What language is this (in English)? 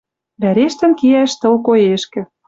Western Mari